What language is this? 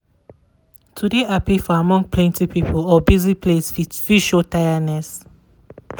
Nigerian Pidgin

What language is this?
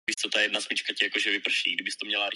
Czech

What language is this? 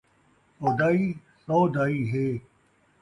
Saraiki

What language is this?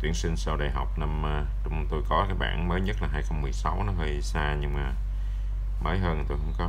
Vietnamese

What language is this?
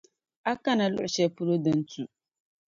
Dagbani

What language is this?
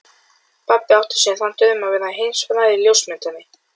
Icelandic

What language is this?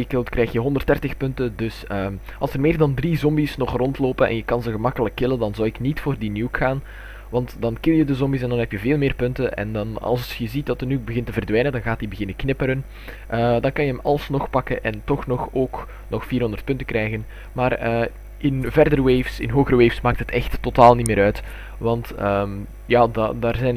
Dutch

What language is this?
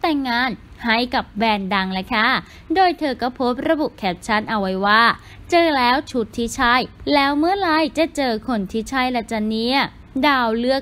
Thai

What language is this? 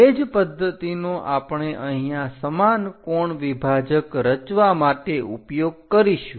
Gujarati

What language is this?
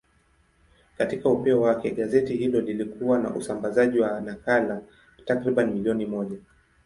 Swahili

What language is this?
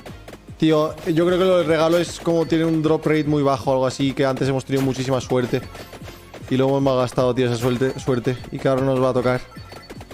Spanish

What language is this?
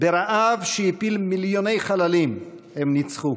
Hebrew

